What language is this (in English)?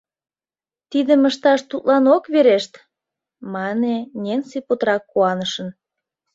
Mari